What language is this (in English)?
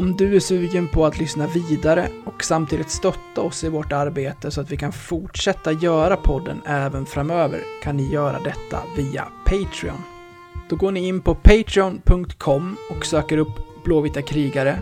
Swedish